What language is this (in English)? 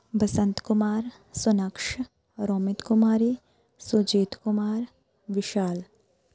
Punjabi